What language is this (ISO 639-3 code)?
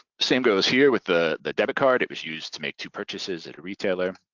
eng